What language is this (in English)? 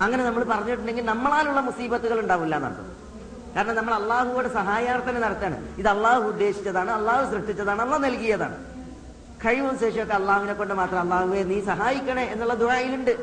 Malayalam